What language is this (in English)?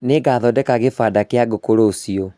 Kikuyu